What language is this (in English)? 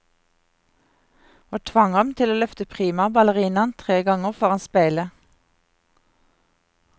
Norwegian